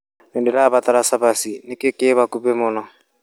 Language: Kikuyu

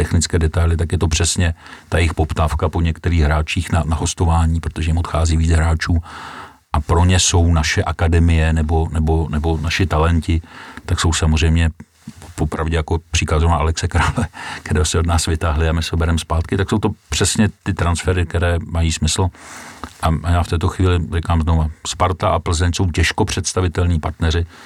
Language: Czech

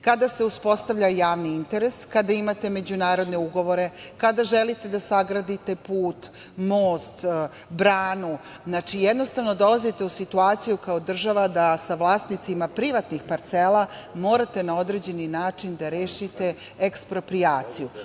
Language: Serbian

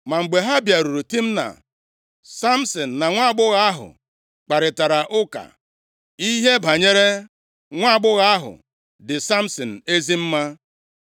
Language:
Igbo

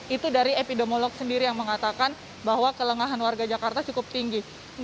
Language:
Indonesian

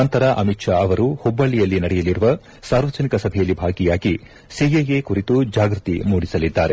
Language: Kannada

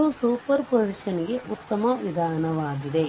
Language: Kannada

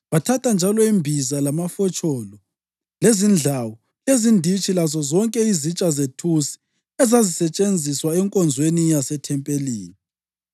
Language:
North Ndebele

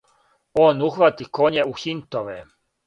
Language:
Serbian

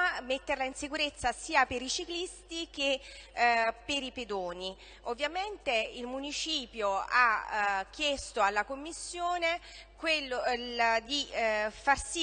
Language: Italian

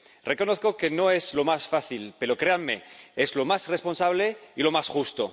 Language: Spanish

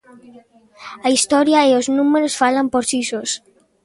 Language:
Galician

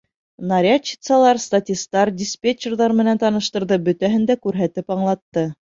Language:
Bashkir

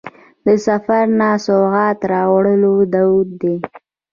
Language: Pashto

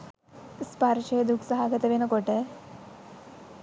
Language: Sinhala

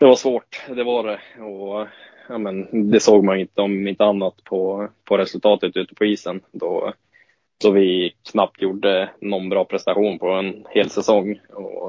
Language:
Swedish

